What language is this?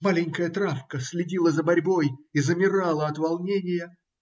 Russian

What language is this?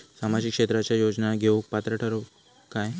Marathi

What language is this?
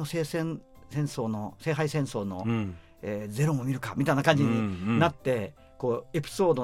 Japanese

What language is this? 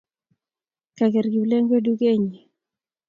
Kalenjin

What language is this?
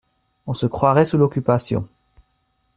French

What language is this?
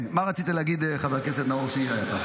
Hebrew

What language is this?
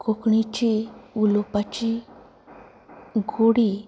Konkani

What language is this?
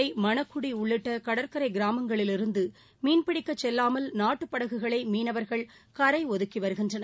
Tamil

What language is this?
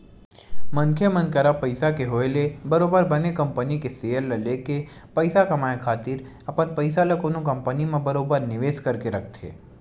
Chhattisgarhi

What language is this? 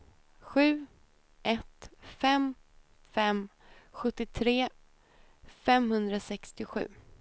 Swedish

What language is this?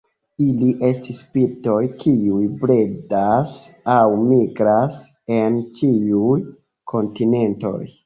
Esperanto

